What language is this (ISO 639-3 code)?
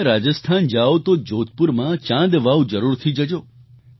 guj